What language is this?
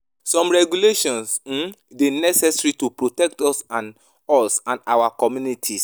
Nigerian Pidgin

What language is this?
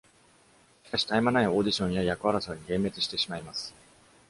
Japanese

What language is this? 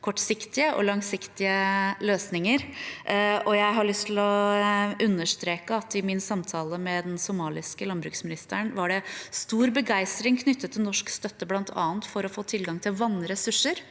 Norwegian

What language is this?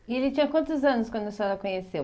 Portuguese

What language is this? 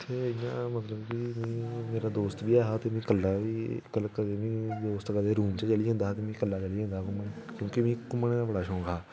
Dogri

